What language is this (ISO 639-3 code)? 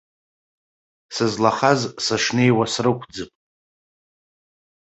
abk